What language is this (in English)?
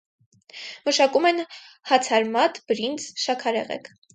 Armenian